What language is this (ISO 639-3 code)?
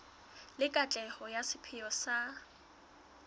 sot